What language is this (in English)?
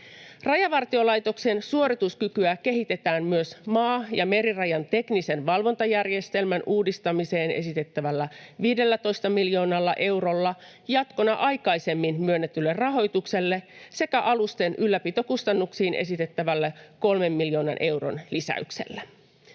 Finnish